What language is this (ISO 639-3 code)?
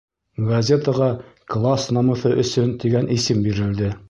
bak